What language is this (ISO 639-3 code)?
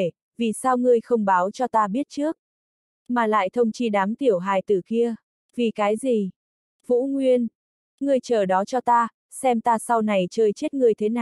vie